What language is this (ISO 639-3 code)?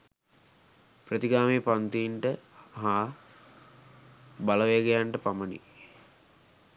sin